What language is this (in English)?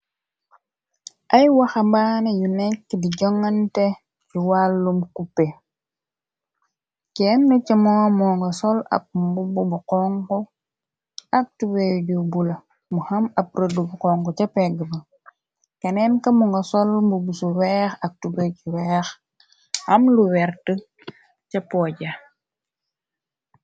Wolof